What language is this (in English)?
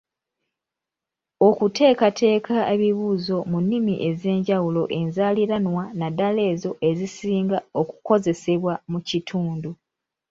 Ganda